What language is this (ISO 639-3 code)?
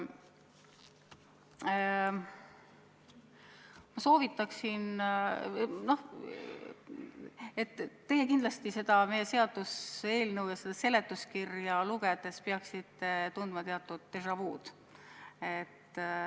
est